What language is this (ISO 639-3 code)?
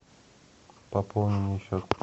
rus